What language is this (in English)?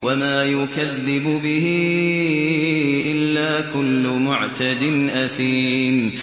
Arabic